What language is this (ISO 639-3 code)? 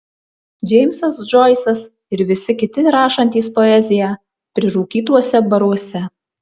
lit